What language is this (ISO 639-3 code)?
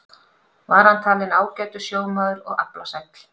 isl